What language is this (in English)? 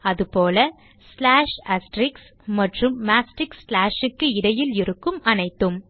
Tamil